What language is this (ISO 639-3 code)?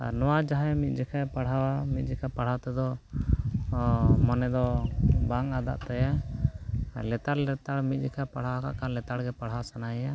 sat